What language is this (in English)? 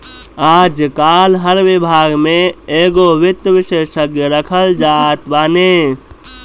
Bhojpuri